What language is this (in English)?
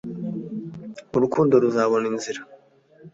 Kinyarwanda